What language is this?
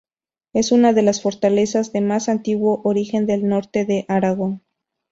Spanish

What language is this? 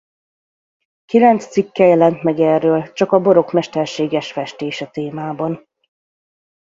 Hungarian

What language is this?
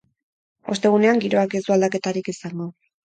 Basque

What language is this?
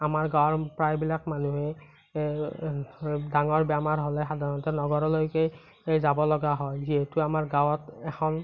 Assamese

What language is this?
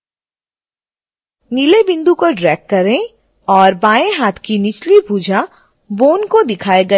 Hindi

